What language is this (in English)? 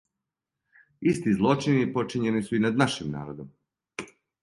Serbian